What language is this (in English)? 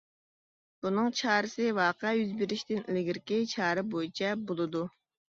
Uyghur